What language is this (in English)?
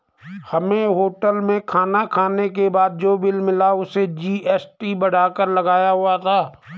Hindi